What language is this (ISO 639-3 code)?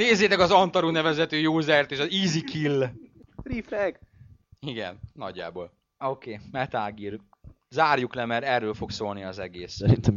hun